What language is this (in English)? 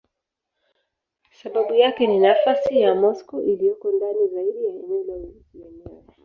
Swahili